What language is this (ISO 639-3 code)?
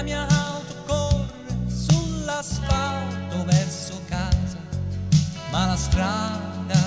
ita